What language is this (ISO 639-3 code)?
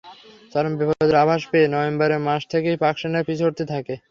ben